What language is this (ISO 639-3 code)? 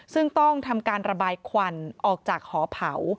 tha